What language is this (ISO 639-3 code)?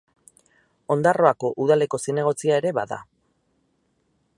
eus